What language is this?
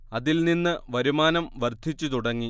Malayalam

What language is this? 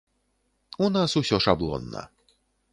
Belarusian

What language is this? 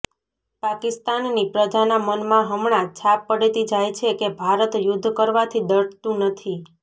Gujarati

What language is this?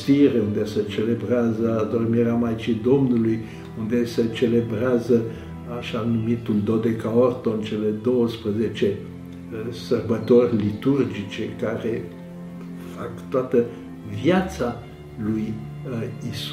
Romanian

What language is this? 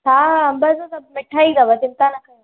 Sindhi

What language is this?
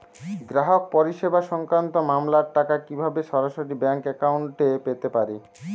Bangla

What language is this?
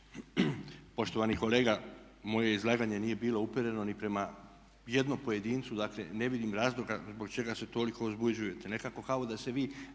Croatian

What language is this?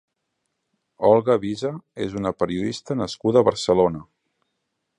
Catalan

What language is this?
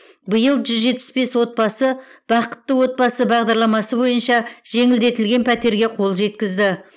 Kazakh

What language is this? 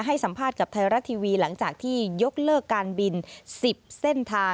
Thai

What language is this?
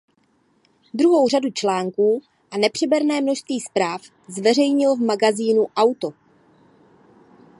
Czech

